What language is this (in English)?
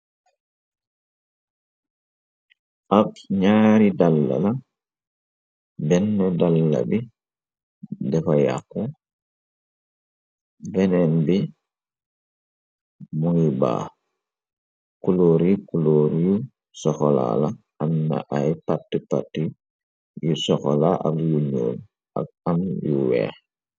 Wolof